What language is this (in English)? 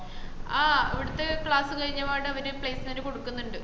Malayalam